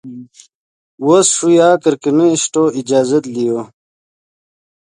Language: Yidgha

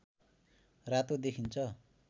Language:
Nepali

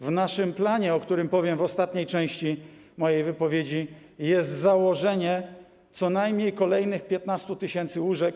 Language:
Polish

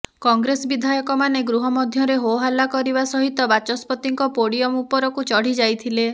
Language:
Odia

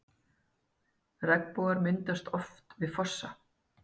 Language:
Icelandic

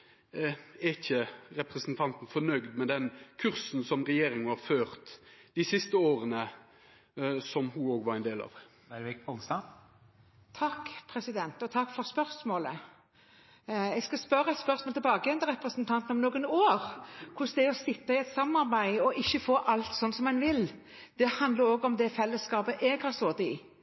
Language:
Norwegian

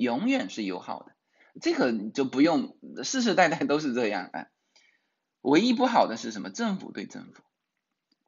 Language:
Chinese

